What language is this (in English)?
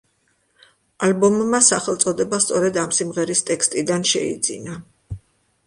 Georgian